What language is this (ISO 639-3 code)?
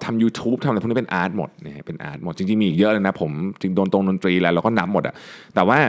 tha